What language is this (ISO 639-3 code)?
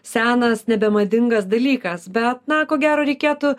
lit